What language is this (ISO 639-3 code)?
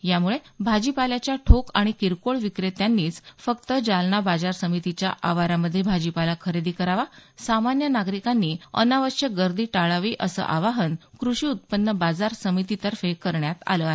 mar